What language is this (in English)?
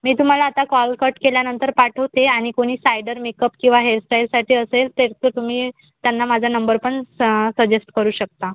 Marathi